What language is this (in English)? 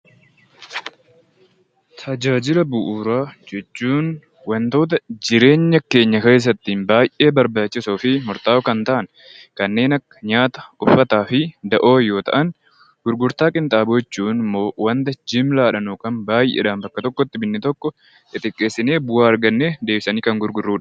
Oromo